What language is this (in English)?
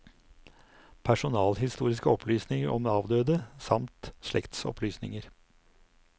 Norwegian